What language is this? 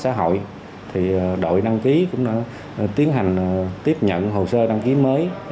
Vietnamese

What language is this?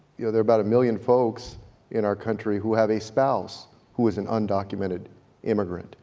English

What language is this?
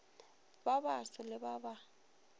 Northern Sotho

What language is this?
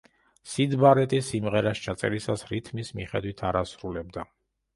Georgian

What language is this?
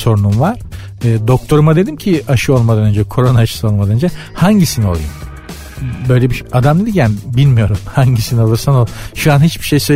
Turkish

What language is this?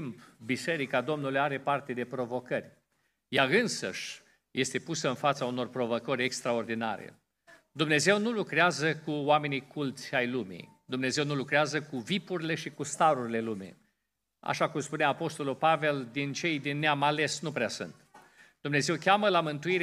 Romanian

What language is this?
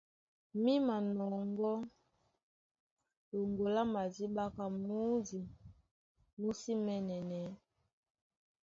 Duala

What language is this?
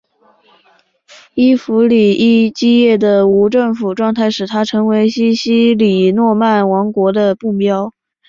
Chinese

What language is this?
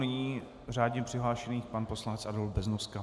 Czech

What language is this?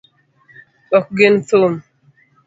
Luo (Kenya and Tanzania)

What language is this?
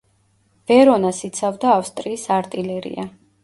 Georgian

